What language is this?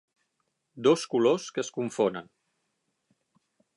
Catalan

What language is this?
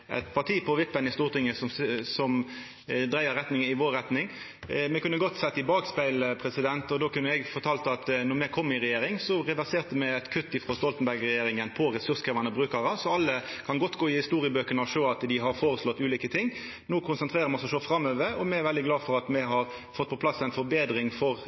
Norwegian Nynorsk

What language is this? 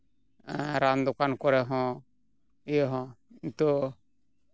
Santali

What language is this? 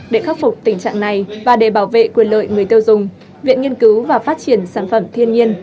Vietnamese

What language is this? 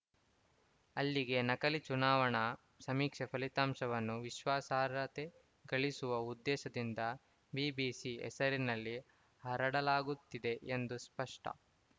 Kannada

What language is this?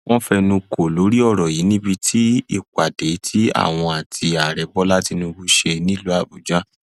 Yoruba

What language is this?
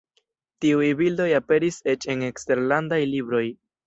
Esperanto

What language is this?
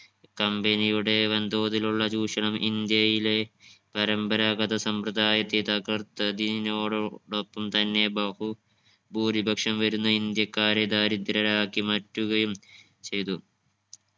Malayalam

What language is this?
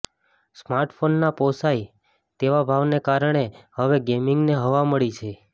Gujarati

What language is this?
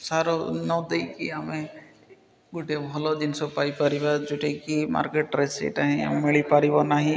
Odia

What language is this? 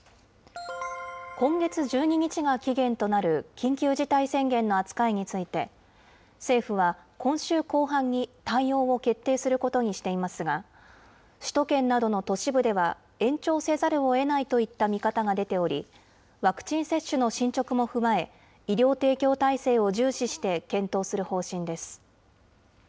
Japanese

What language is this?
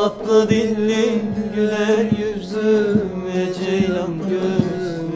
Turkish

